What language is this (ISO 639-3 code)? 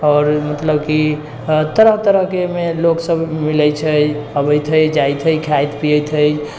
mai